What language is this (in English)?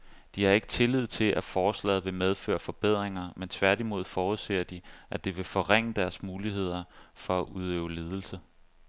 Danish